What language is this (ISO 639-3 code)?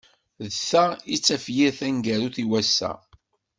kab